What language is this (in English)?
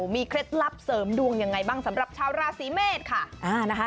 Thai